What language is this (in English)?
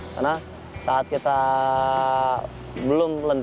Indonesian